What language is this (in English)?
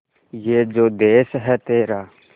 Hindi